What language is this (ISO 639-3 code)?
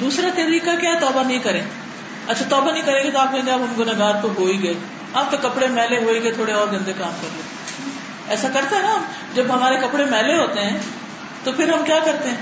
urd